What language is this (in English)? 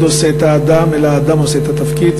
Hebrew